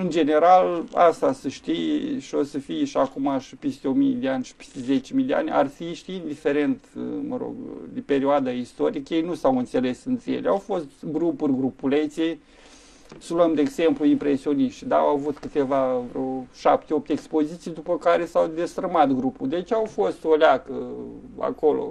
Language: Romanian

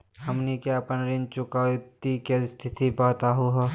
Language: Magahi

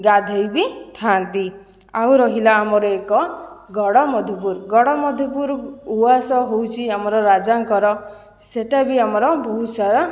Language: Odia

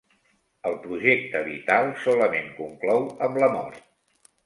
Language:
Catalan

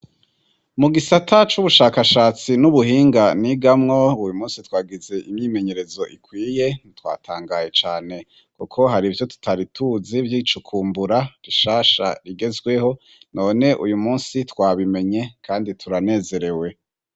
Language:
Rundi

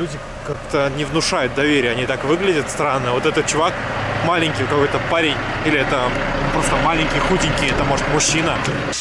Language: Russian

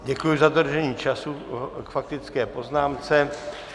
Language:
Czech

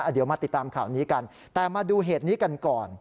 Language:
Thai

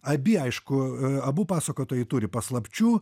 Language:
Lithuanian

